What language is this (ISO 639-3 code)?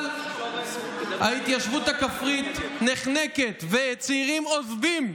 heb